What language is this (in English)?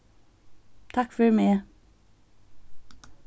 Faroese